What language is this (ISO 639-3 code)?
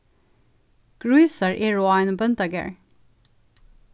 fao